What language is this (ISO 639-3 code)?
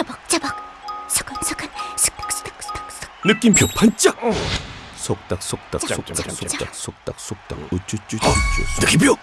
kor